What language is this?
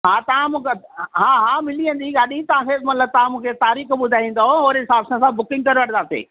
Sindhi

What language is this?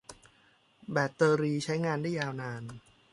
Thai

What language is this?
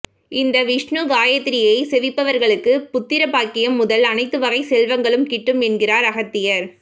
Tamil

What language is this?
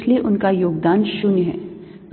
Hindi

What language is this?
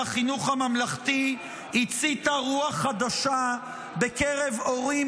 Hebrew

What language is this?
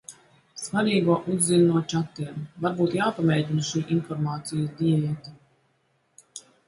Latvian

